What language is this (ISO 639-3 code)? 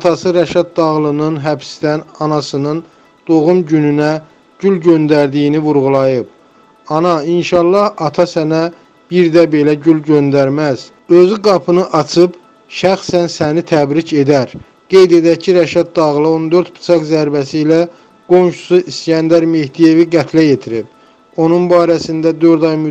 tur